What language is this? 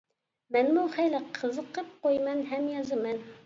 Uyghur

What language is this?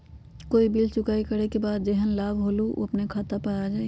Magahi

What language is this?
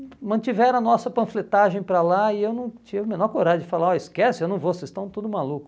Portuguese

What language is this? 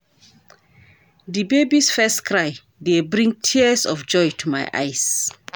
Nigerian Pidgin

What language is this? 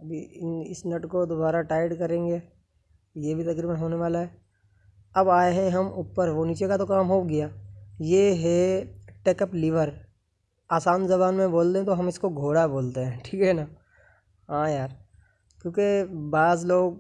Hindi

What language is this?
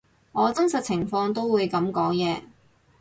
Cantonese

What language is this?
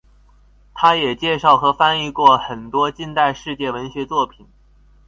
Chinese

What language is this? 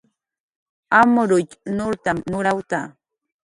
Jaqaru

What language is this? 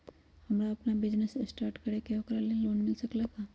Magahi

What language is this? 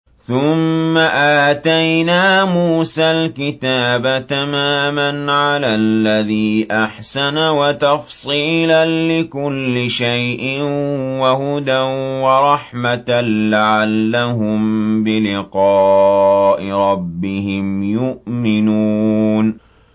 Arabic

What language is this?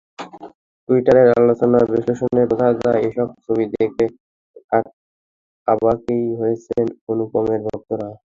Bangla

